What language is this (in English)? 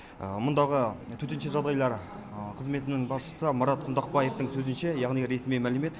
Kazakh